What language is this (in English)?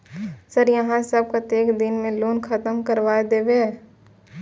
Maithili